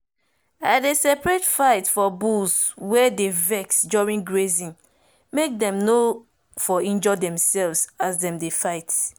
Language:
Nigerian Pidgin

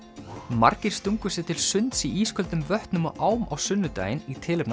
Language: Icelandic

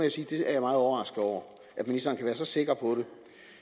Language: Danish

